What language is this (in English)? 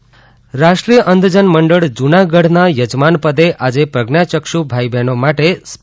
Gujarati